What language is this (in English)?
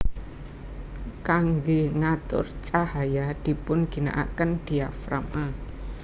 Javanese